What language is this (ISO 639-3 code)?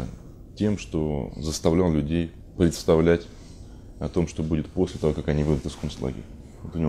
rus